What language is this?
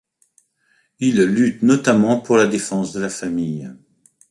French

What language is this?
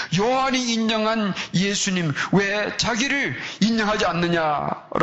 Korean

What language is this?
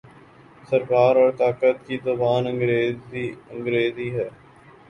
Urdu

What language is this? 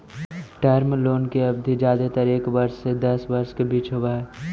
Magahi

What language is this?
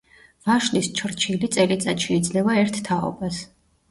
Georgian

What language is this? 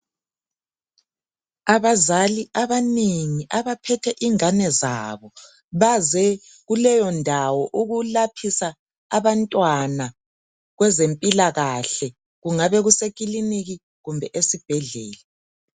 North Ndebele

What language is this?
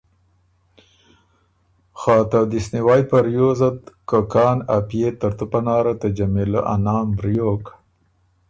Ormuri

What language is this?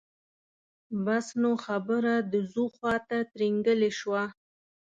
Pashto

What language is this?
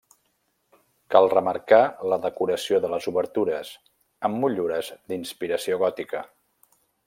Catalan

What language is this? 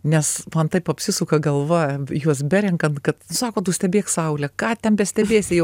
Lithuanian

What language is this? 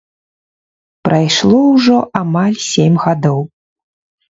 Belarusian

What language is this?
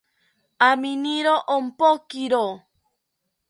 South Ucayali Ashéninka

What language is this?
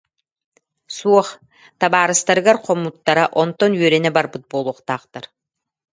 Yakut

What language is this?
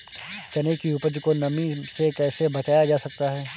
Hindi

